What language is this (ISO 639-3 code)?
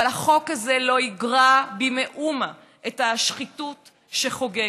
heb